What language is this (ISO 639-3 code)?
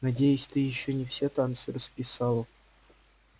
rus